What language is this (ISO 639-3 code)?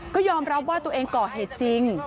tha